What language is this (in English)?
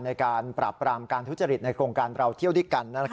Thai